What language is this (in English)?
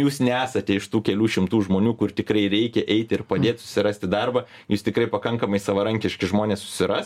Lithuanian